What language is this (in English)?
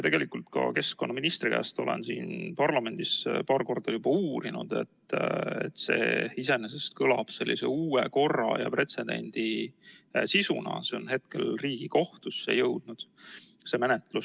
Estonian